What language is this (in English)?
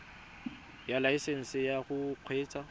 Tswana